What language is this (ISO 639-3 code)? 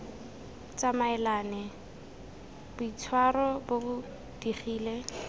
tsn